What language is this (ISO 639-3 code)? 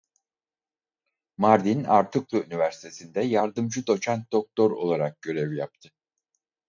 tur